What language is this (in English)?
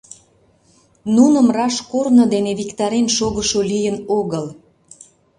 Mari